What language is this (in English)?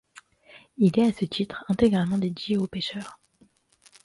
French